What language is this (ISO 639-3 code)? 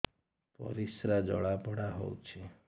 ori